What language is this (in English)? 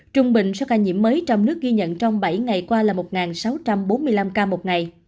Vietnamese